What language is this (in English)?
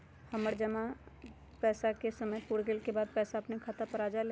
Magahi